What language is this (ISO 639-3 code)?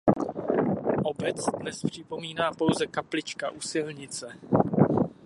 ces